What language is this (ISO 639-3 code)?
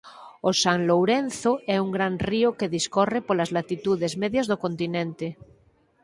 glg